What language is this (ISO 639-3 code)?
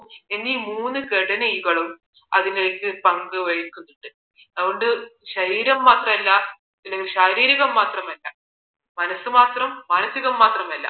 mal